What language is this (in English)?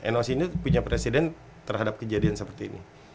Indonesian